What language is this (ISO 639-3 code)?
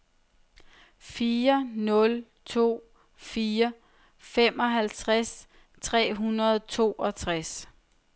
dan